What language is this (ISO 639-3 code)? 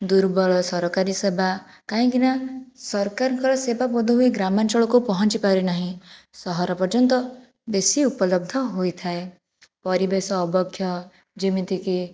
ori